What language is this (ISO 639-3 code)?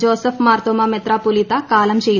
mal